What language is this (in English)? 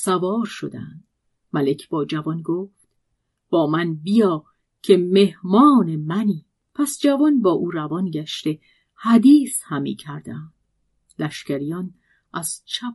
Persian